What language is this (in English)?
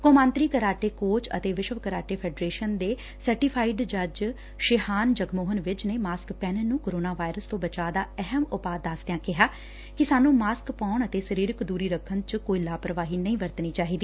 Punjabi